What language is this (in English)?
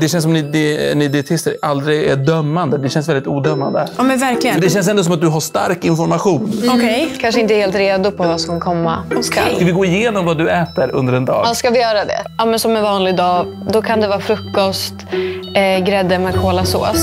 Swedish